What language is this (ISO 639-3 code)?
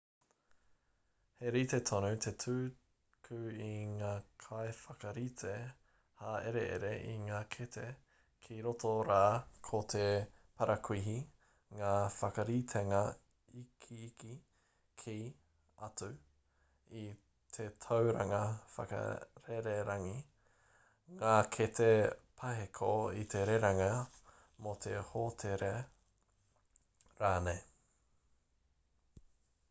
mri